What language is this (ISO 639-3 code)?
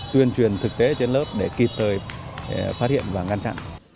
vie